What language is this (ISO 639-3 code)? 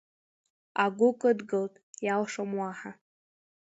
abk